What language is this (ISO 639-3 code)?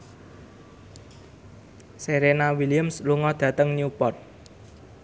jav